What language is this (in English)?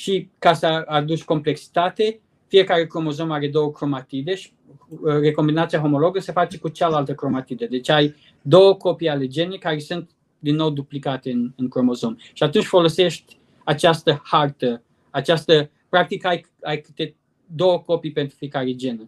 Romanian